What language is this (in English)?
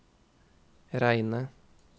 Norwegian